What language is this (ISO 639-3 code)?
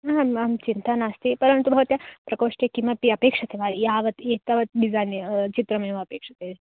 san